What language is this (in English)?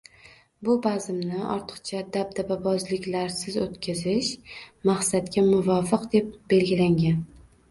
Uzbek